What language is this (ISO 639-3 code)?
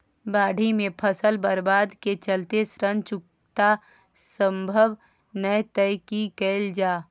mai